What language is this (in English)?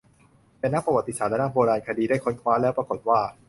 Thai